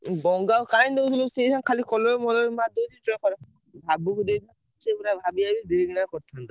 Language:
Odia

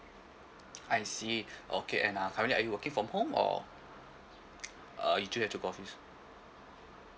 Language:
English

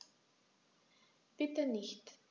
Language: German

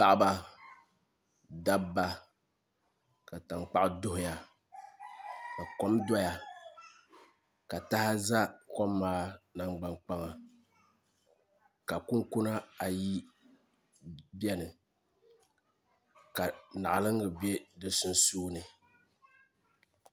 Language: Dagbani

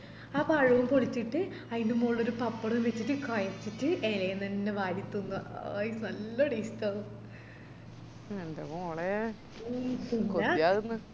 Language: Malayalam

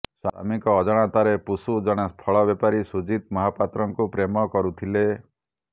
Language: Odia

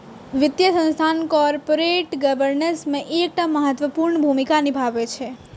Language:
Maithili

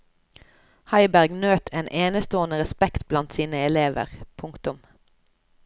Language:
Norwegian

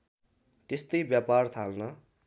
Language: Nepali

